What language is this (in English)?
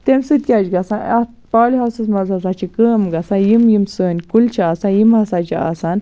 Kashmiri